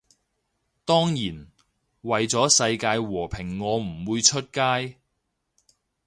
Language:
Cantonese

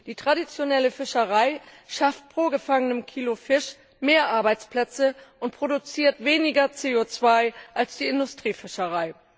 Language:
German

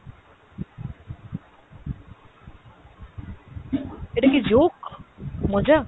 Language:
Bangla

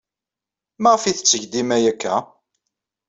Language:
Kabyle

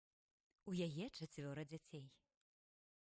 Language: Belarusian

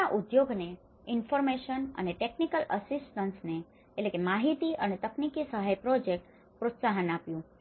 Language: Gujarati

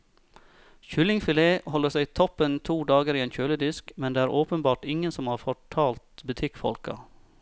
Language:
Norwegian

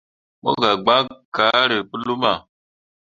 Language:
Mundang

